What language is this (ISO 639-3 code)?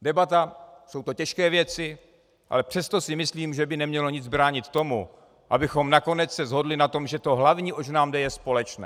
ces